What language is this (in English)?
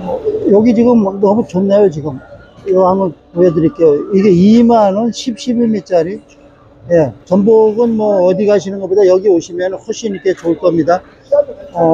Korean